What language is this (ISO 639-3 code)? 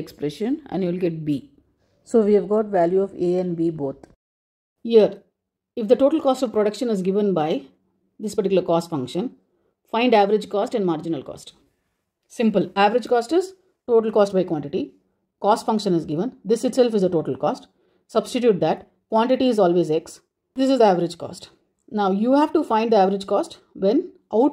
eng